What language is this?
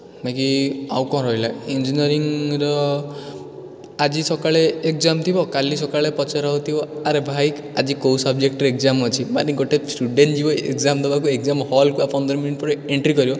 Odia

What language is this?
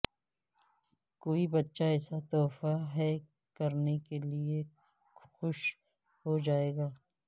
Urdu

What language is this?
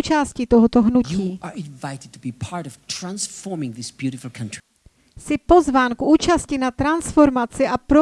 Czech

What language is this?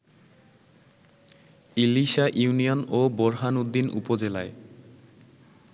Bangla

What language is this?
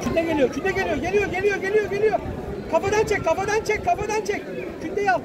Turkish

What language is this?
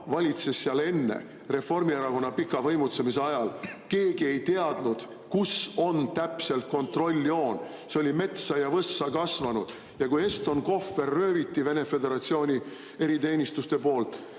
Estonian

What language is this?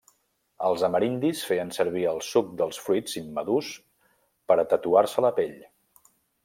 Catalan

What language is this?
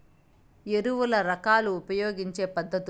Telugu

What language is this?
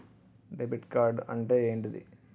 Telugu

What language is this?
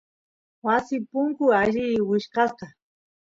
Santiago del Estero Quichua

